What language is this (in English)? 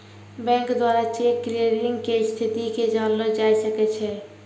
Maithili